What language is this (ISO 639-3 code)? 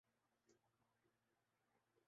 urd